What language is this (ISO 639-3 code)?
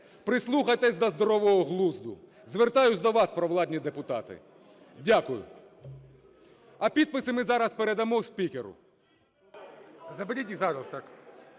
ukr